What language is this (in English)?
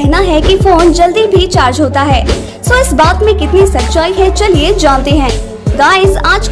Hindi